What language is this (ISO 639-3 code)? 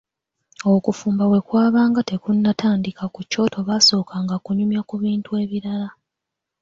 lug